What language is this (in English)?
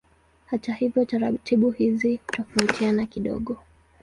Swahili